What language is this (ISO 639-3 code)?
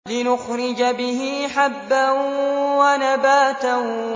ara